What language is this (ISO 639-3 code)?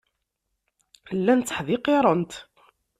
kab